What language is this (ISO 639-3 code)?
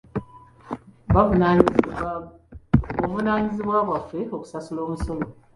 lug